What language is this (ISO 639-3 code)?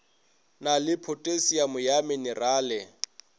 nso